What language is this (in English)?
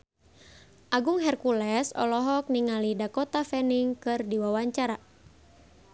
Sundanese